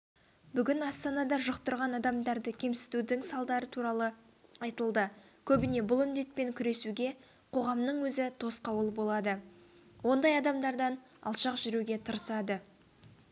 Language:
Kazakh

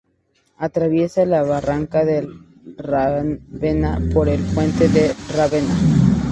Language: Spanish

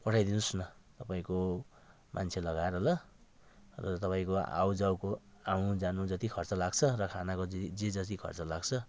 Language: Nepali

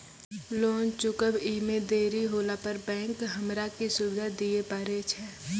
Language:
Maithili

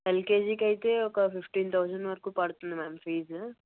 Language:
Telugu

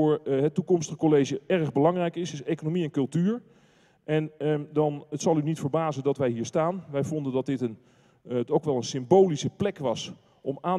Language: Dutch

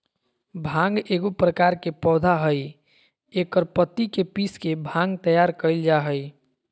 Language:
Magahi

